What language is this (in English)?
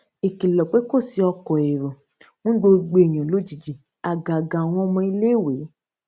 Yoruba